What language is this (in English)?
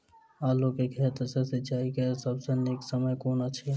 Maithili